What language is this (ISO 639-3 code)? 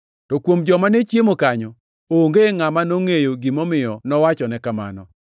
luo